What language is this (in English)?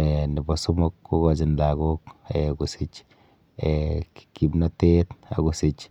Kalenjin